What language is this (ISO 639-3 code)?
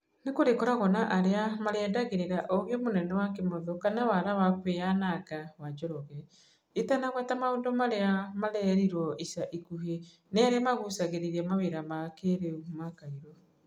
kik